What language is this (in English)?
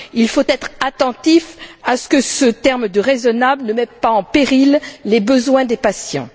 French